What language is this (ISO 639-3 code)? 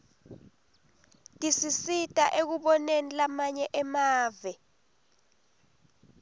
ssw